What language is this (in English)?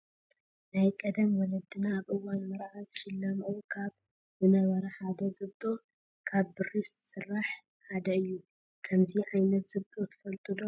Tigrinya